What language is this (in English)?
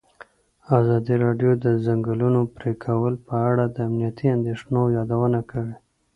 Pashto